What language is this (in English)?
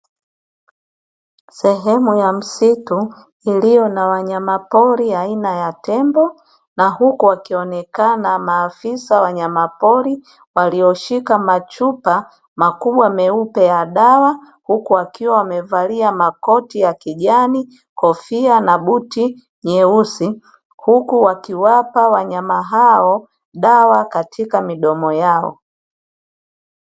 Swahili